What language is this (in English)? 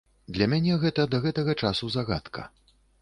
Belarusian